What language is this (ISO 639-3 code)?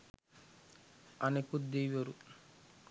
sin